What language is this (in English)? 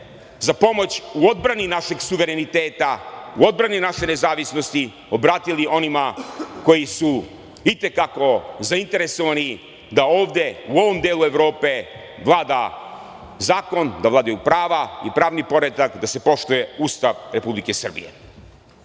Serbian